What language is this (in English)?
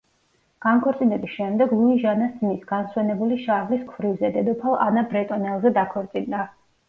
Georgian